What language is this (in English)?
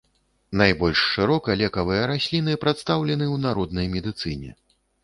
Belarusian